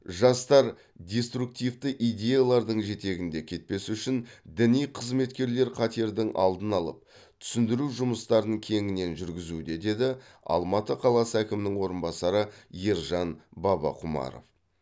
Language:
Kazakh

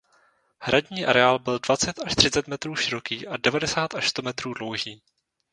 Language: Czech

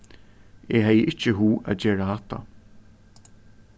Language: Faroese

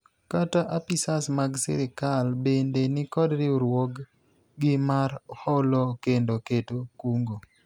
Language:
Luo (Kenya and Tanzania)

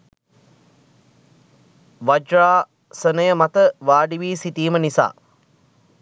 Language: Sinhala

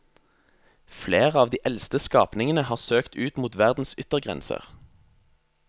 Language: Norwegian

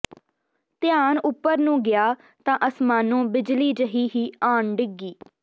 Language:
Punjabi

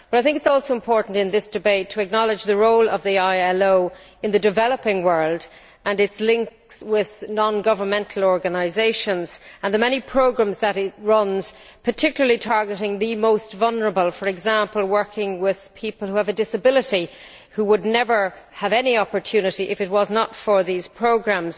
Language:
English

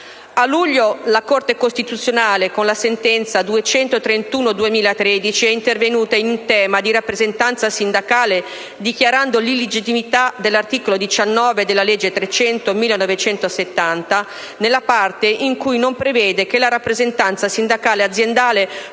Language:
Italian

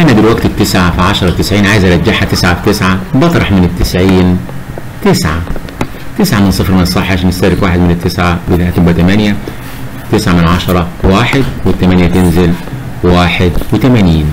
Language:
Arabic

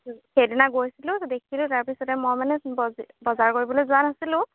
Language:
Assamese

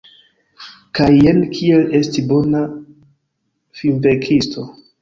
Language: Esperanto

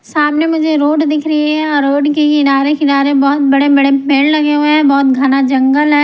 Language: Hindi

